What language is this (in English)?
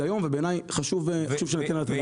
Hebrew